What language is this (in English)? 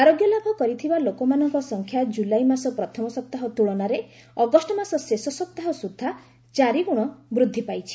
Odia